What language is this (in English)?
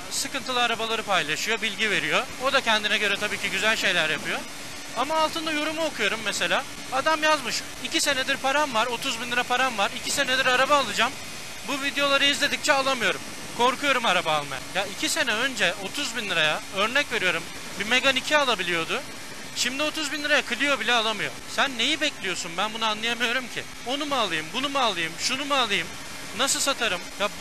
Turkish